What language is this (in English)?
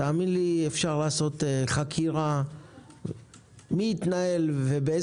Hebrew